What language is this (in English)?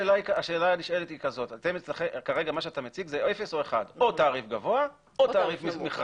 Hebrew